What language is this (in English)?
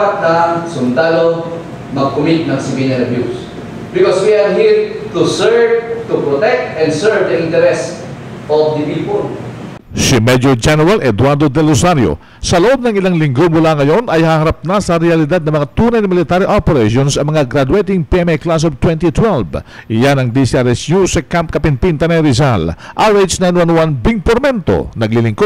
Filipino